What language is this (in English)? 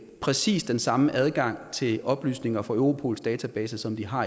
Danish